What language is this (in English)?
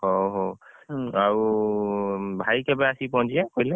Odia